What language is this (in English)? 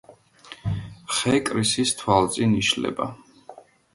Georgian